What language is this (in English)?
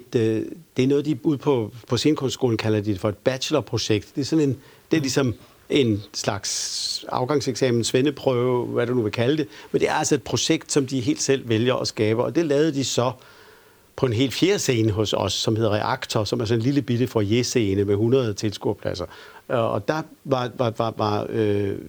Danish